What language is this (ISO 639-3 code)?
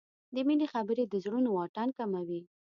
pus